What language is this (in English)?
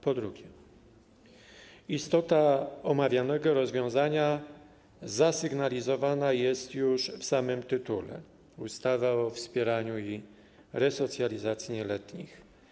Polish